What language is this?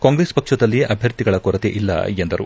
Kannada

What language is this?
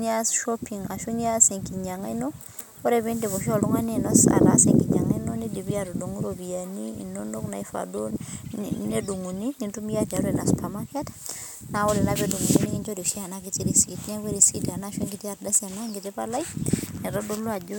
Masai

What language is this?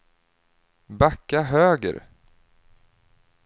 Swedish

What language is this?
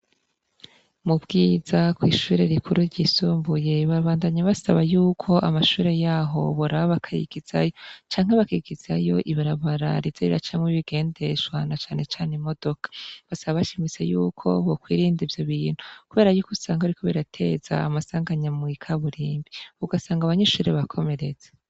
Rundi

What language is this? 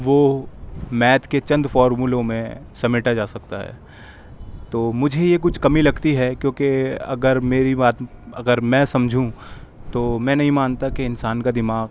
Urdu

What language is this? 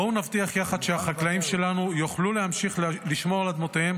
Hebrew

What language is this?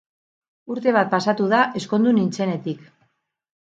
Basque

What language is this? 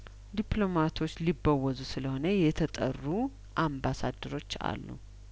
Amharic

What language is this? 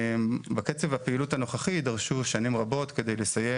Hebrew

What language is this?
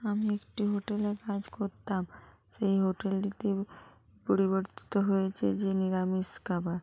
Bangla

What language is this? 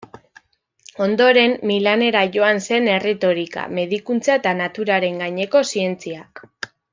Basque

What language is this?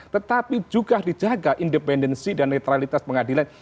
Indonesian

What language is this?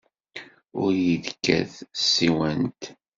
Kabyle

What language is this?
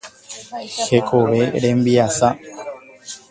Guarani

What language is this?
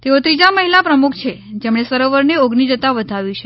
Gujarati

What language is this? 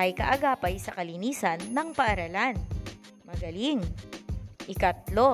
Filipino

